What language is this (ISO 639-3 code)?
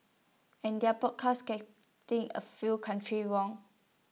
eng